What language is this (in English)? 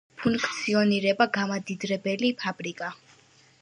Georgian